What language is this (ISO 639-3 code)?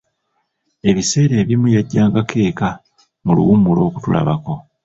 lug